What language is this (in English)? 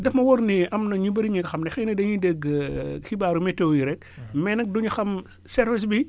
Wolof